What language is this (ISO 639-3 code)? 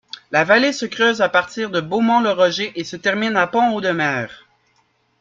fra